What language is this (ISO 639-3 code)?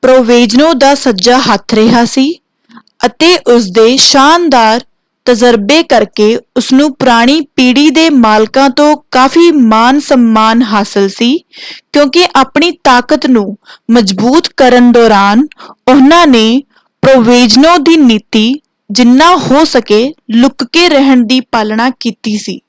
pan